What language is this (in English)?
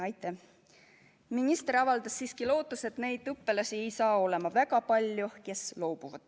Estonian